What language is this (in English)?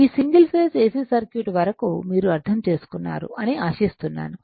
Telugu